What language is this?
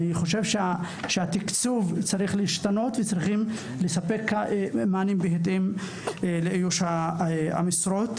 Hebrew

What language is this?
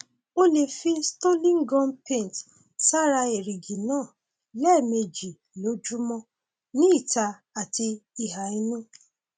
Yoruba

